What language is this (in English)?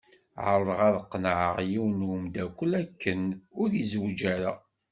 Kabyle